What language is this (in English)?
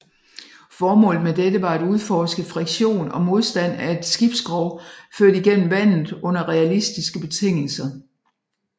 Danish